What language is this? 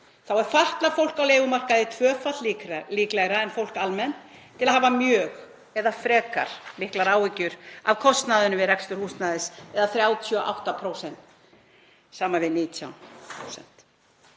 Icelandic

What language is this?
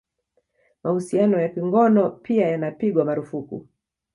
Swahili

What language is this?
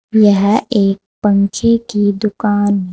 Hindi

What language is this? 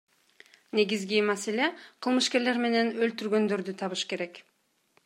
Kyrgyz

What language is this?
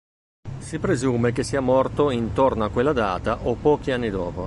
Italian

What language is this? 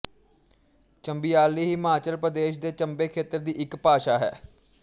Punjabi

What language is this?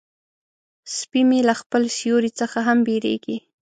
Pashto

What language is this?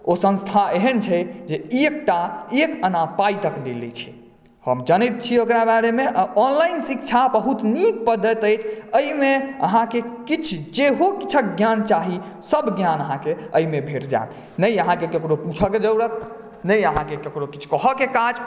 Maithili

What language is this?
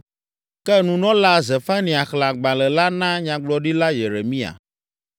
Ewe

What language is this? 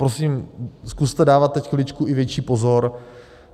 Czech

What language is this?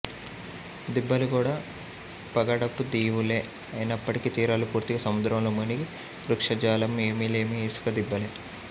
Telugu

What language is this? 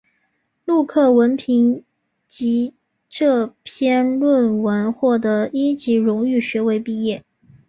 Chinese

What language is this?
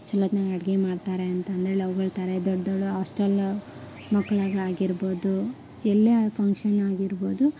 Kannada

